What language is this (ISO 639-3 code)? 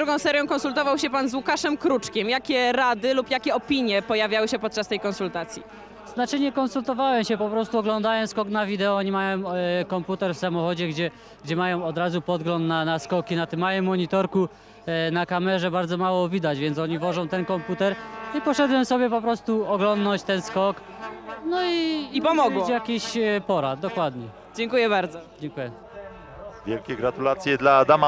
pol